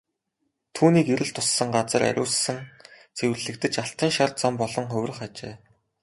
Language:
Mongolian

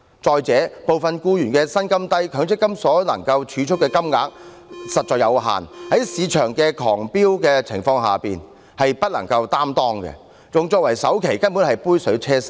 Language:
Cantonese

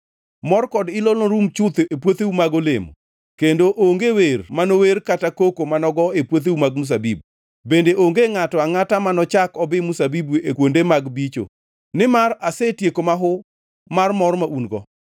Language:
Luo (Kenya and Tanzania)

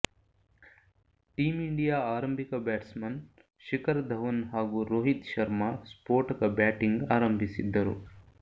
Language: Kannada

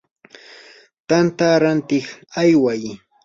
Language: Yanahuanca Pasco Quechua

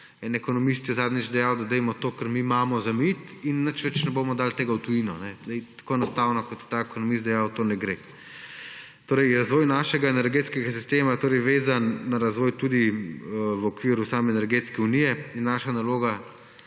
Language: Slovenian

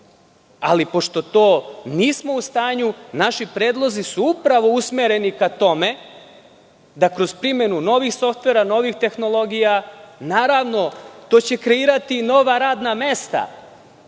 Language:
Serbian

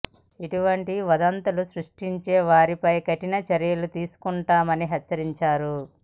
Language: Telugu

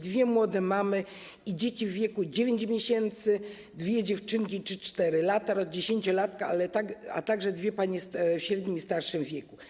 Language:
Polish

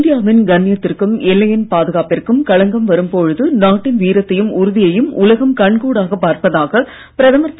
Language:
Tamil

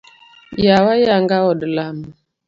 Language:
Luo (Kenya and Tanzania)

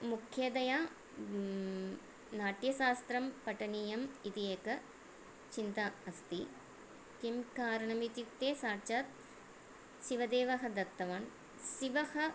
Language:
Sanskrit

